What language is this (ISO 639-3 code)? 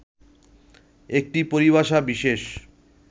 ben